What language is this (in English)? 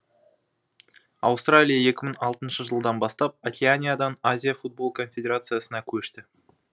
Kazakh